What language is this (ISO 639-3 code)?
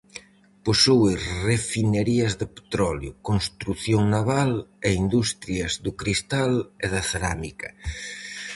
glg